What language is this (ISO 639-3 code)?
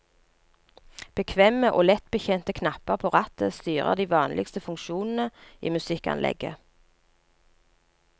nor